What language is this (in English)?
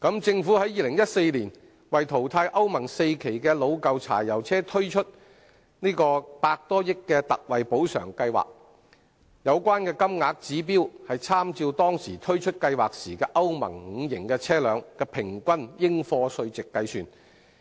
Cantonese